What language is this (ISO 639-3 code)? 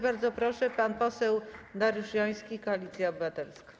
pol